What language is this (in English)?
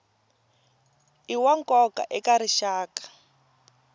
Tsonga